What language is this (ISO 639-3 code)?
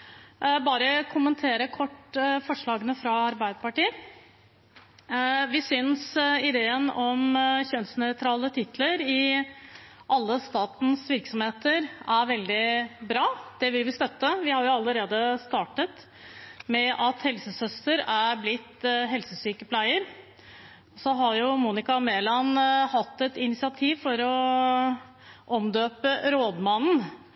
nob